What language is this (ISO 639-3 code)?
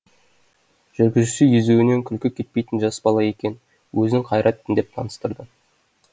kaz